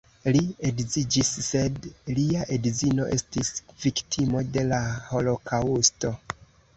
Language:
Esperanto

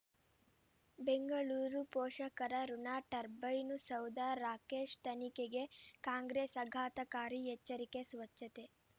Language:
Kannada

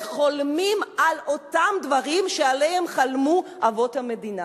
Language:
Hebrew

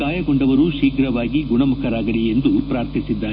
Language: Kannada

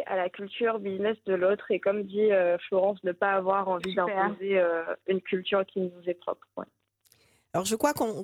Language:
French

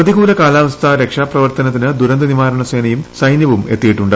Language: Malayalam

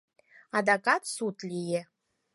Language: Mari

